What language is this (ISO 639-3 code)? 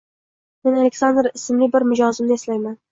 uzb